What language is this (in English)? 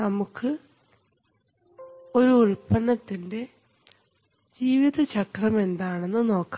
Malayalam